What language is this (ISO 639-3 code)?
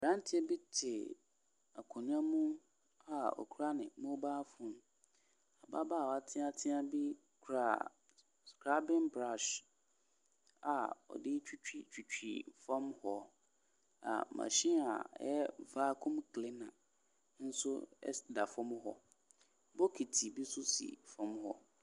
aka